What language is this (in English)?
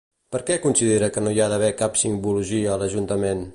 Catalan